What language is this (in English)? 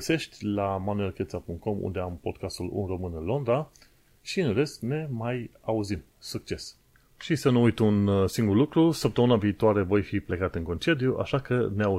Romanian